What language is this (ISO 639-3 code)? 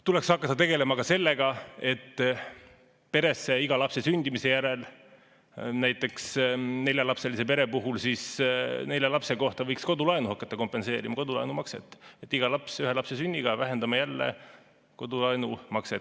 est